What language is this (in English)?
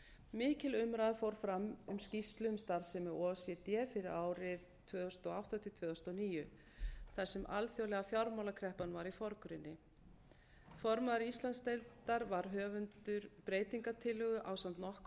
Icelandic